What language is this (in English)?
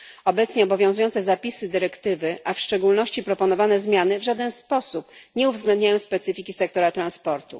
Polish